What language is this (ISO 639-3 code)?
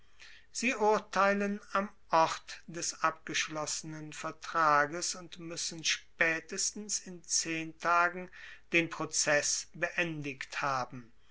deu